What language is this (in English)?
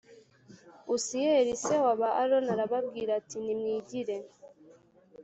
Kinyarwanda